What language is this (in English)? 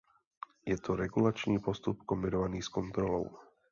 Czech